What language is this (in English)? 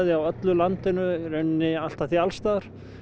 Icelandic